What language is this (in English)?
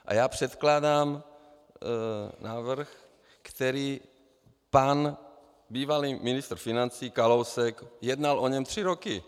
Czech